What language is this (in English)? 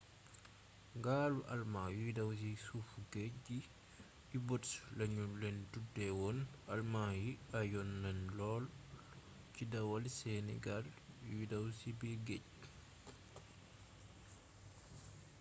Wolof